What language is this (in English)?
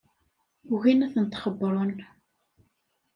Kabyle